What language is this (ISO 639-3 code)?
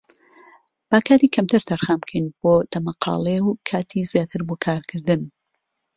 ckb